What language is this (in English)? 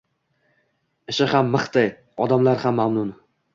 Uzbek